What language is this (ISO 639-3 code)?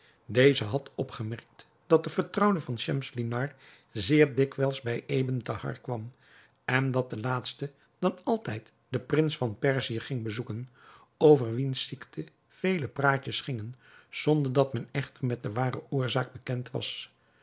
nld